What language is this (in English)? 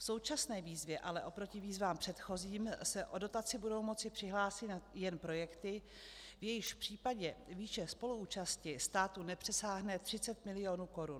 Czech